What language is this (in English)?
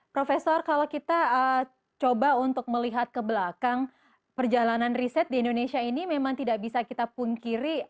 Indonesian